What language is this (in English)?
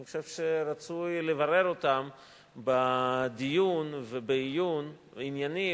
Hebrew